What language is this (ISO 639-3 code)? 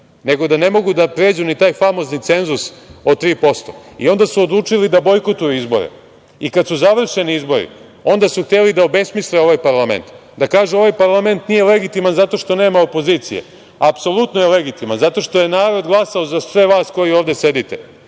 srp